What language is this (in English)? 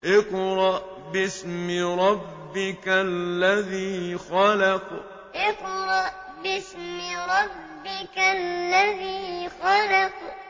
Arabic